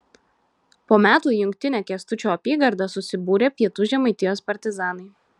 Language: Lithuanian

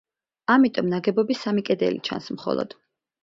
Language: Georgian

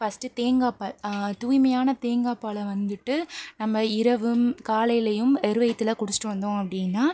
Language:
Tamil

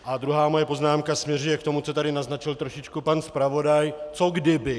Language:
Czech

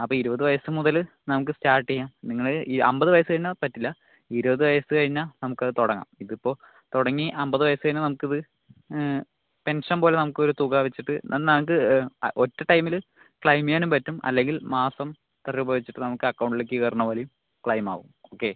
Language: Malayalam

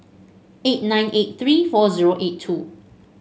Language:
English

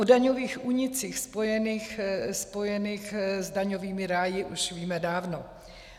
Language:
Czech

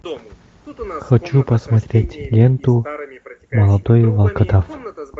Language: Russian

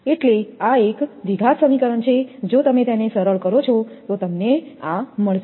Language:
Gujarati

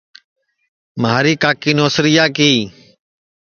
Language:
Sansi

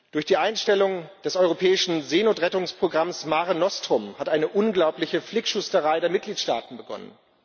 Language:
German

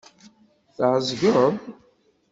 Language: Kabyle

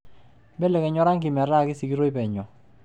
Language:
Masai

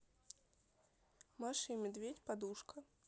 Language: Russian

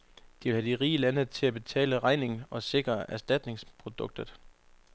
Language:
Danish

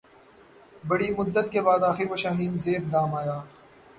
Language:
Urdu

